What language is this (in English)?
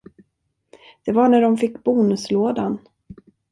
Swedish